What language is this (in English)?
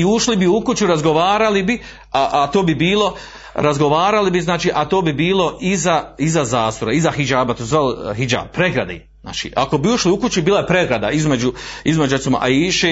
Croatian